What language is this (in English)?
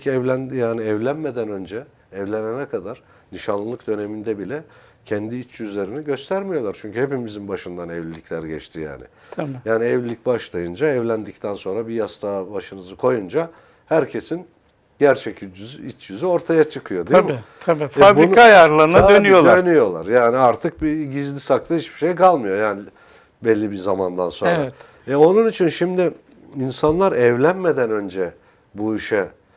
Turkish